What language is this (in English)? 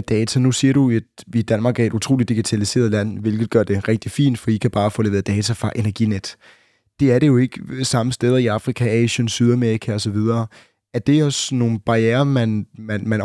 Danish